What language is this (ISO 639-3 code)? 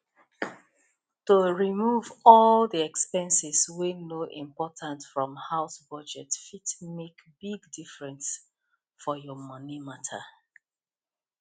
pcm